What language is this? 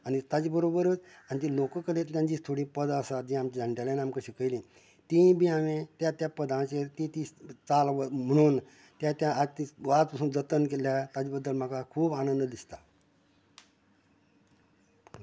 Konkani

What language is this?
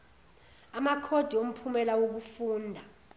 Zulu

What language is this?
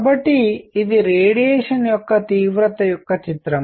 Telugu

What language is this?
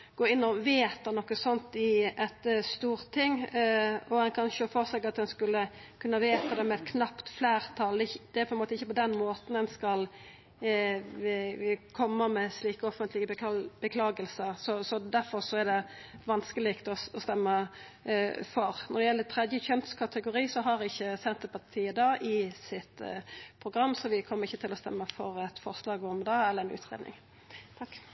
Norwegian Nynorsk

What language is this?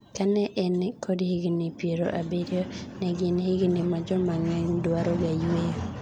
Luo (Kenya and Tanzania)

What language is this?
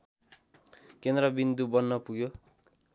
Nepali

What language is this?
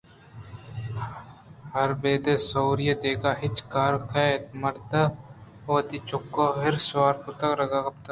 Eastern Balochi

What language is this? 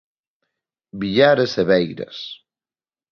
Galician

